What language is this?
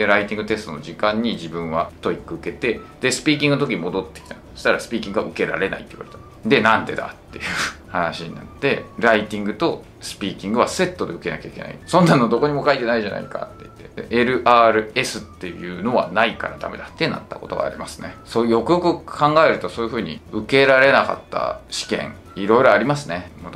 Japanese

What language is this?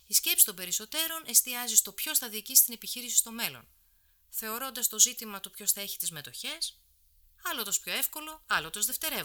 Greek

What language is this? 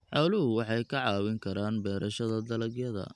Somali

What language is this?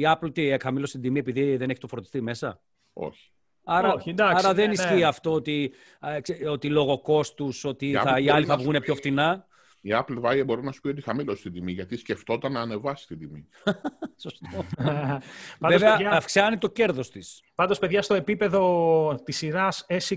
Greek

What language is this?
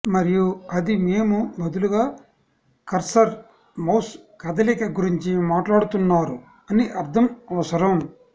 Telugu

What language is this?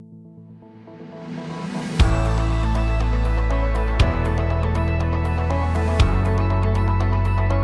German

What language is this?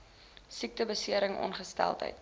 Afrikaans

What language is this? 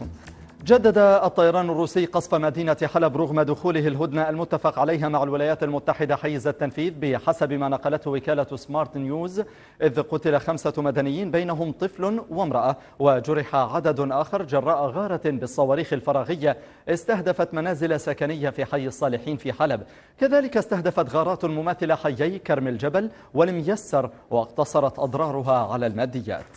Arabic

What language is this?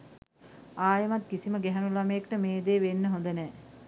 Sinhala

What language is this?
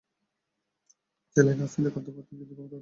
Bangla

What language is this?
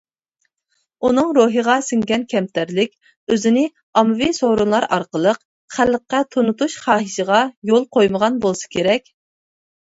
Uyghur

